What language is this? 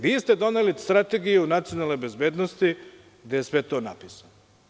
Serbian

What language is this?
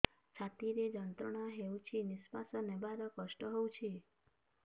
Odia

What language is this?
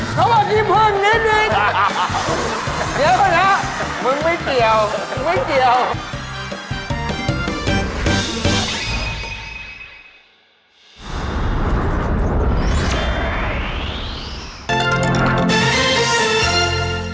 Thai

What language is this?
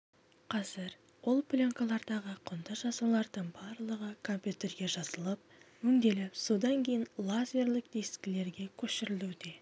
Kazakh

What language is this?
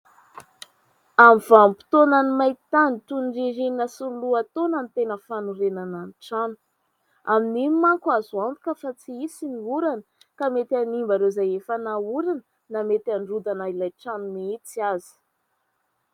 Malagasy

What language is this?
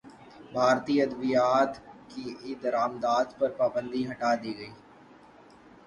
Urdu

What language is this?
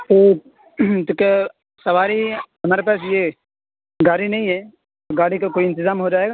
Urdu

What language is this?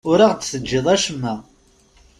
Kabyle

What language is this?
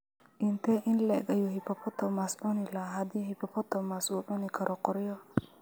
Somali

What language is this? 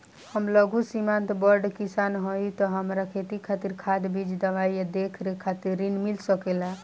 Bhojpuri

